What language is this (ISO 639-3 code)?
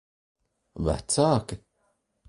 lav